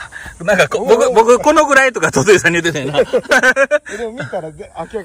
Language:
Japanese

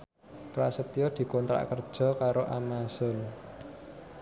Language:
Javanese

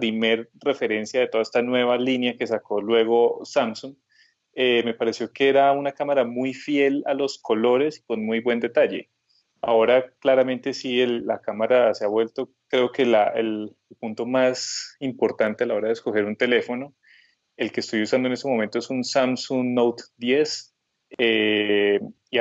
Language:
Spanish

